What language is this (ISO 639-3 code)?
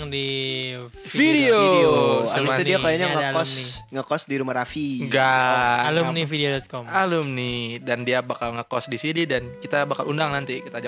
ind